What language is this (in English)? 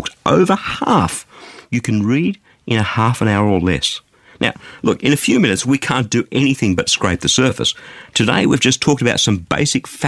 English